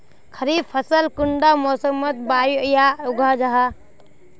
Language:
Magahi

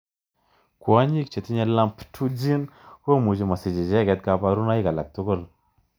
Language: Kalenjin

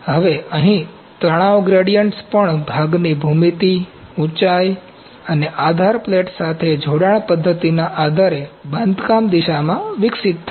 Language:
Gujarati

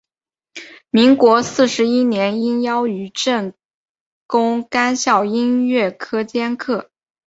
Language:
Chinese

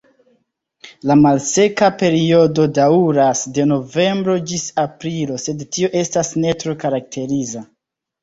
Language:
Esperanto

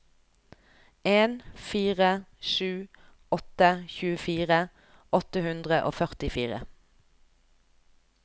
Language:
Norwegian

